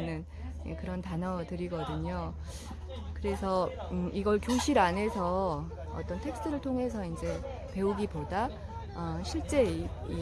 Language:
Korean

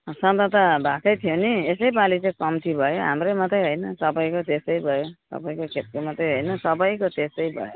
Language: Nepali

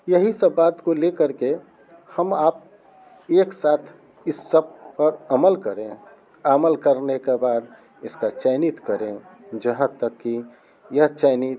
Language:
Hindi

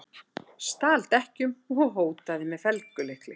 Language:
Icelandic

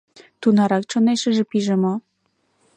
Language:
Mari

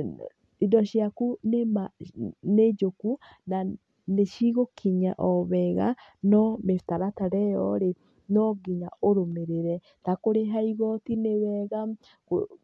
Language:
Kikuyu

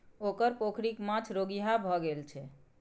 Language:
Maithili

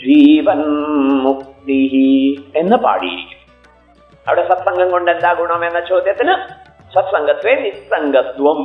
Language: Malayalam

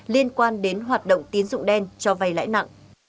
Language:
Vietnamese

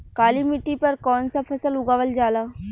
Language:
Bhojpuri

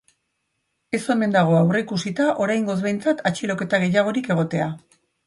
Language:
Basque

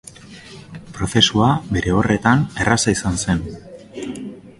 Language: Basque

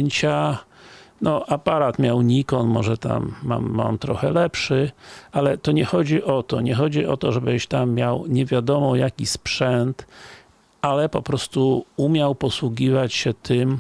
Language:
Polish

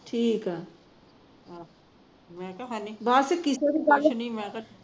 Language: Punjabi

